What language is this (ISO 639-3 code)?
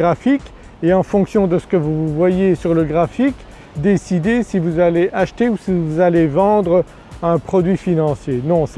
fra